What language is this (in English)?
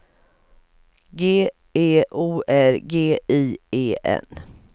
Swedish